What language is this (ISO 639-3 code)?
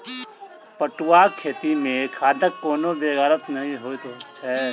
mai